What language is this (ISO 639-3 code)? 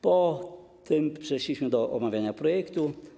pol